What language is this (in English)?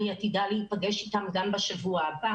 Hebrew